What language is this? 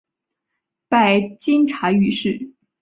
Chinese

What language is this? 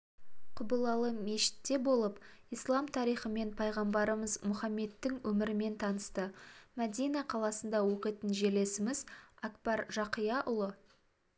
Kazakh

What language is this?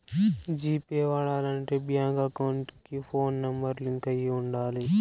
Telugu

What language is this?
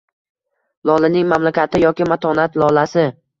Uzbek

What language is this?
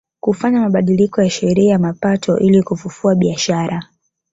Swahili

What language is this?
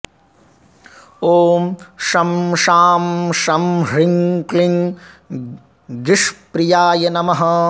Sanskrit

